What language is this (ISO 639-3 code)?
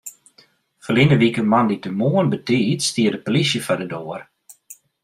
fry